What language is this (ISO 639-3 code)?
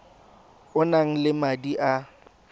tsn